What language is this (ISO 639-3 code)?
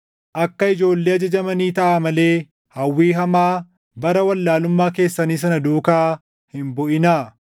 orm